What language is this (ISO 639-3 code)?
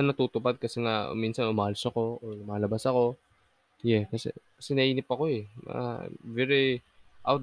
fil